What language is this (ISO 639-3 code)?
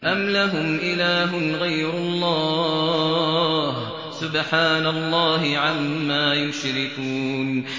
ara